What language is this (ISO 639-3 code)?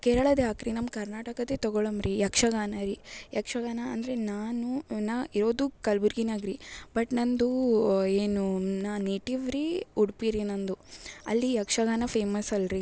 kan